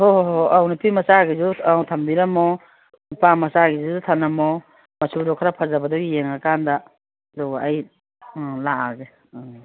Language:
Manipuri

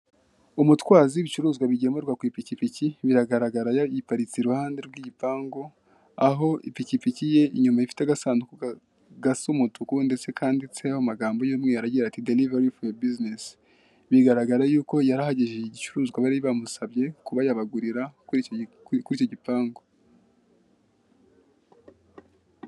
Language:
Kinyarwanda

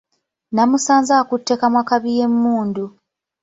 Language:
Ganda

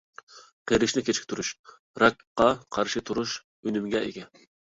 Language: Uyghur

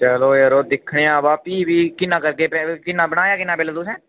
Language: Dogri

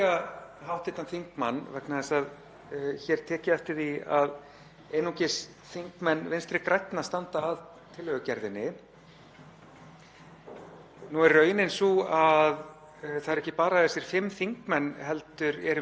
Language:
Icelandic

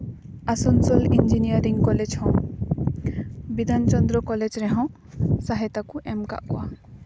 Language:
Santali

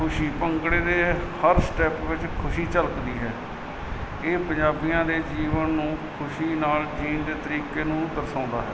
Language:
Punjabi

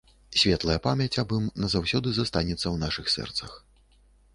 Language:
Belarusian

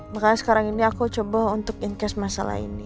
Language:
Indonesian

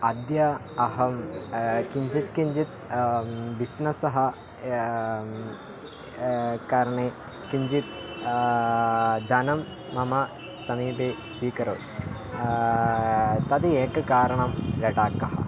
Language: Sanskrit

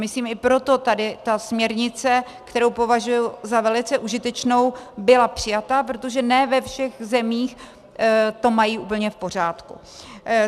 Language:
Czech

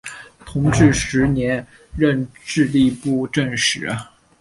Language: Chinese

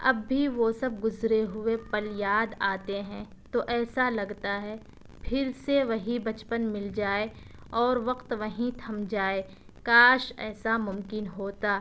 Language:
Urdu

